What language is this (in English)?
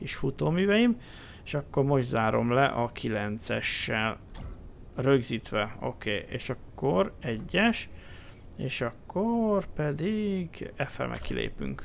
Hungarian